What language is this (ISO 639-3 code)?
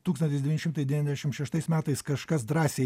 lit